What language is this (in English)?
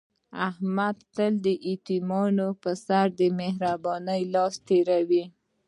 Pashto